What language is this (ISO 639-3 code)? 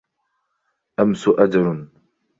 ara